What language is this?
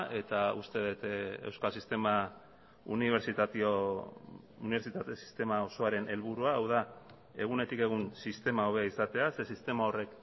Basque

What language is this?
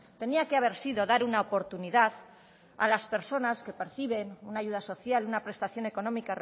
Spanish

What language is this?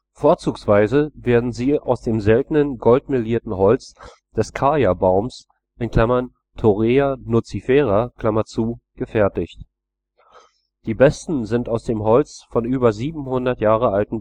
German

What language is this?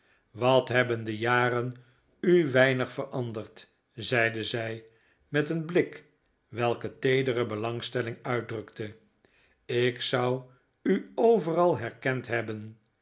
Dutch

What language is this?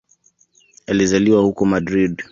Swahili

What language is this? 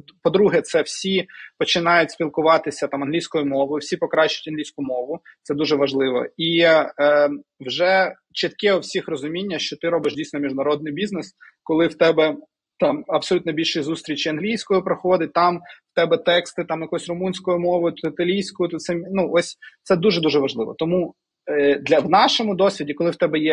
Ukrainian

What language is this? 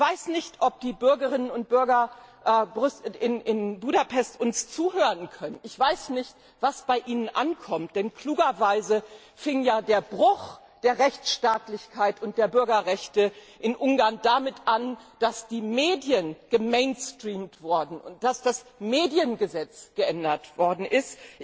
German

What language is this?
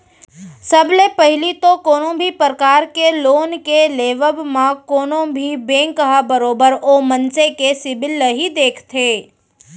Chhattisgarhi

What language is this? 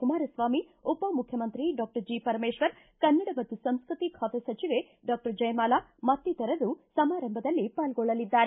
Kannada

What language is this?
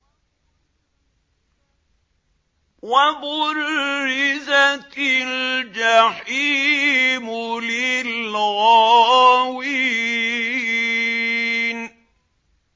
Arabic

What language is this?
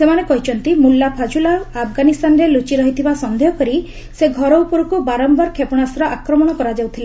Odia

